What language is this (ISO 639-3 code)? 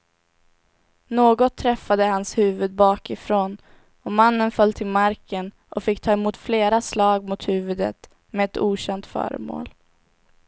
swe